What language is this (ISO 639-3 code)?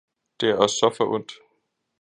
dan